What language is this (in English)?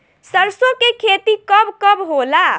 Bhojpuri